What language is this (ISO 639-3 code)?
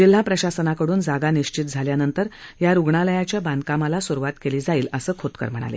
mar